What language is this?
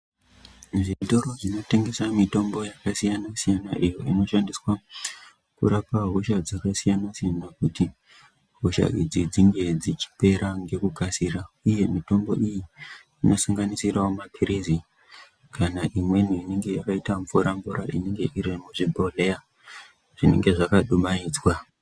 Ndau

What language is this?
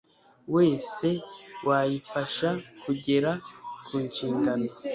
Kinyarwanda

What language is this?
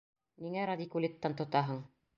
Bashkir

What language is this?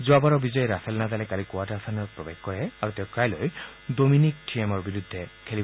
Assamese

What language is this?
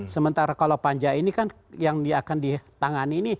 Indonesian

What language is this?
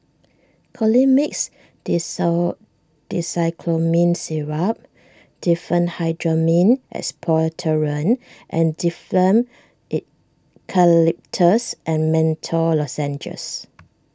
English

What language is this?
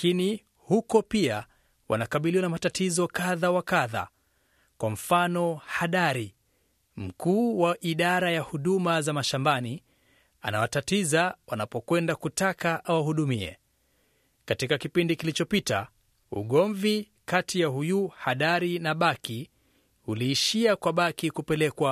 Swahili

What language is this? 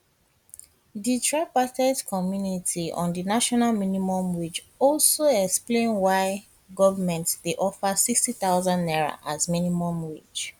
Nigerian Pidgin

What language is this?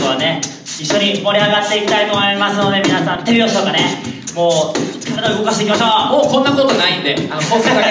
Japanese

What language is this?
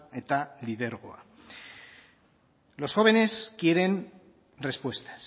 Spanish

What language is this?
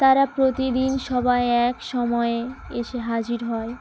Bangla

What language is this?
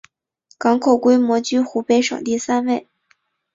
Chinese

